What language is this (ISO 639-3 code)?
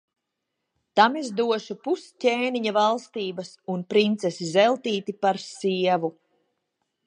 lav